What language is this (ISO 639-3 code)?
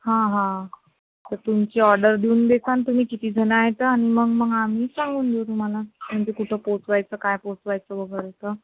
mar